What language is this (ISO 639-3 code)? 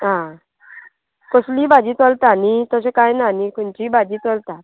kok